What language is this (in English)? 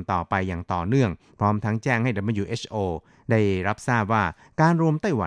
Thai